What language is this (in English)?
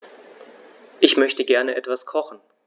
German